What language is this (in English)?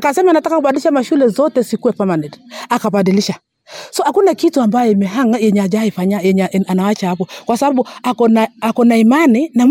Swahili